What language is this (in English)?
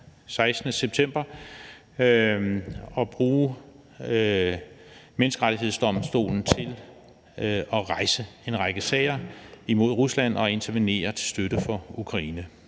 Danish